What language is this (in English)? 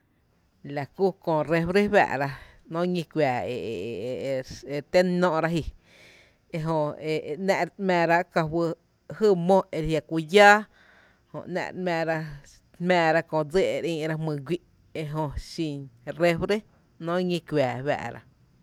Tepinapa Chinantec